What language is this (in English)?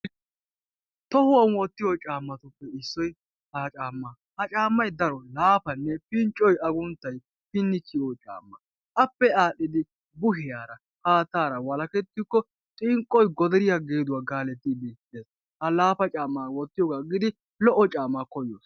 Wolaytta